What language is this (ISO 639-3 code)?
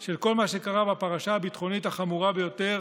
heb